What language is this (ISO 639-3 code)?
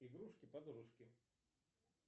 rus